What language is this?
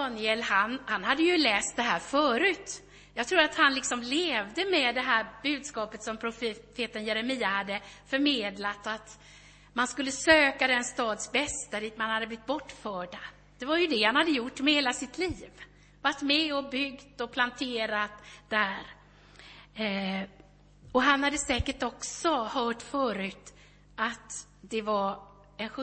Swedish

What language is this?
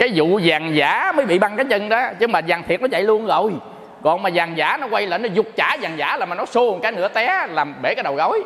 Vietnamese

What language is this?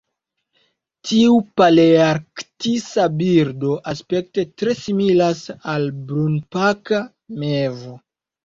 Esperanto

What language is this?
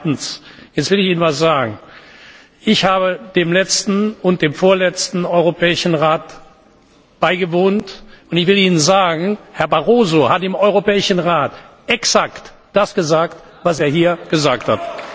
German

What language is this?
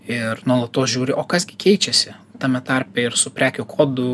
Lithuanian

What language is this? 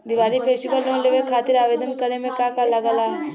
Bhojpuri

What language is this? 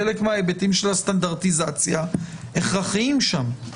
Hebrew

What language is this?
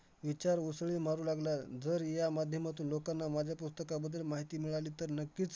Marathi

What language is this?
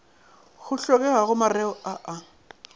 Northern Sotho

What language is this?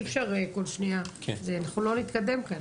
Hebrew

